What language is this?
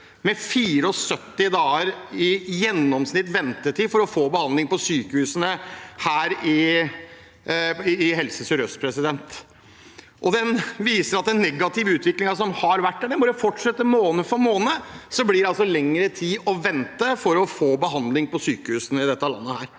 Norwegian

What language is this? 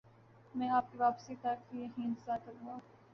Urdu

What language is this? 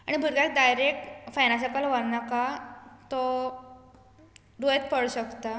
Konkani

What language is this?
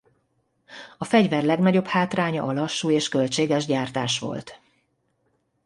Hungarian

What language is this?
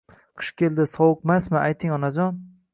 Uzbek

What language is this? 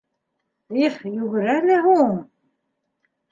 Bashkir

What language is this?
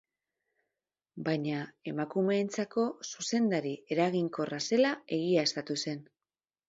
Basque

